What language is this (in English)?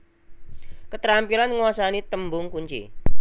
Javanese